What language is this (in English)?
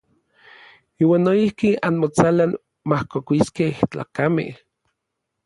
Orizaba Nahuatl